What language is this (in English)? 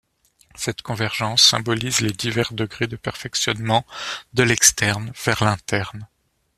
French